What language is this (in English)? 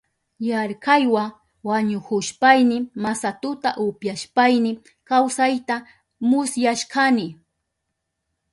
Southern Pastaza Quechua